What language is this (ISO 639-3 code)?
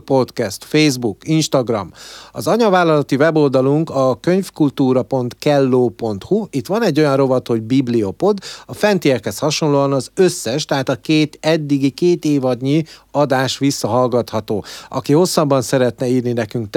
hun